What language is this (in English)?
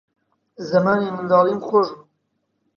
Central Kurdish